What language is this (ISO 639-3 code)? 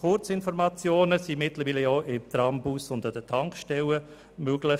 gsw